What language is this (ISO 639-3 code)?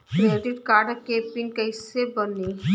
bho